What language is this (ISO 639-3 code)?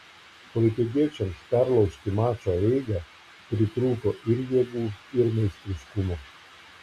lit